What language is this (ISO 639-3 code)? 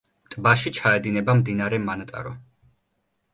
kat